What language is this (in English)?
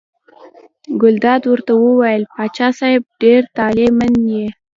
Pashto